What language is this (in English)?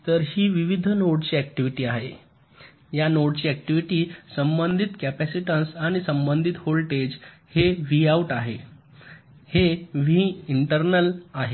Marathi